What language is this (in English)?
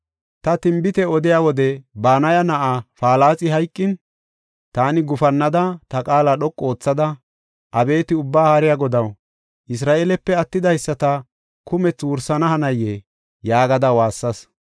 Gofa